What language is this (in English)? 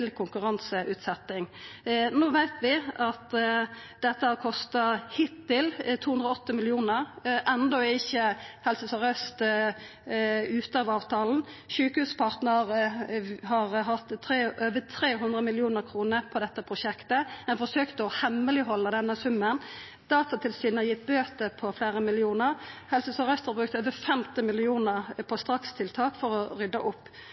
Norwegian Nynorsk